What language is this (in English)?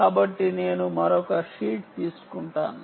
Telugu